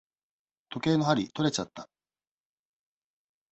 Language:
Japanese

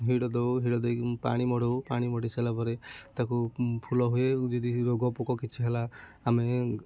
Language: Odia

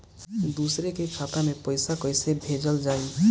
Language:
Bhojpuri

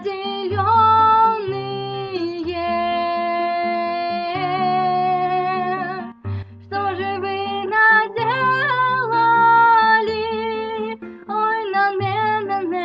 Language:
Turkish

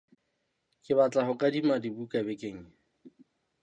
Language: Southern Sotho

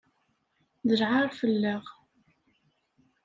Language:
Kabyle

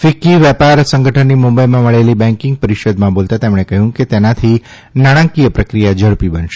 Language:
Gujarati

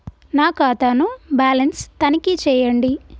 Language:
Telugu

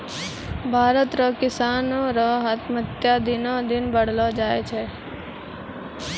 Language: Maithili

